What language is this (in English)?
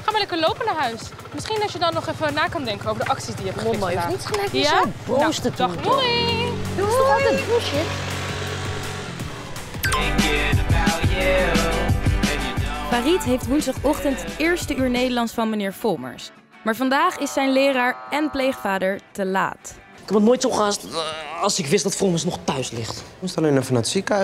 Dutch